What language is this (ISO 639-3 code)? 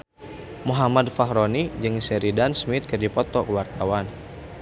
sun